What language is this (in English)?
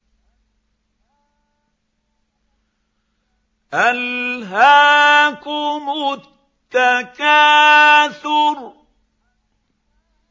Arabic